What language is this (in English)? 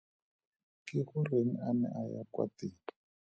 Tswana